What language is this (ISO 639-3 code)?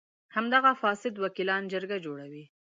pus